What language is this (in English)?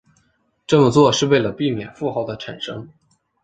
Chinese